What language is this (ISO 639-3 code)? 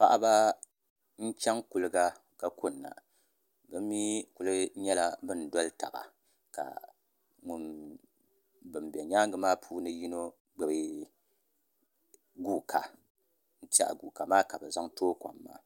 dag